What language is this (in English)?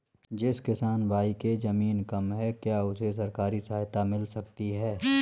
Hindi